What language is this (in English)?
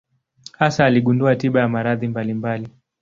Swahili